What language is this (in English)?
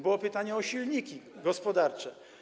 Polish